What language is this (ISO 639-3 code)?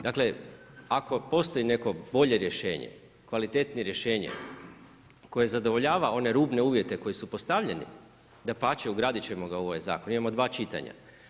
hrv